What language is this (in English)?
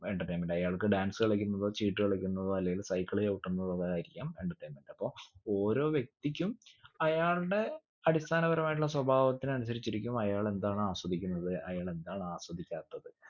Malayalam